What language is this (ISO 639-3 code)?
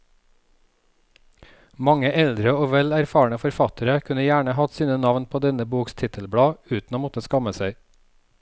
nor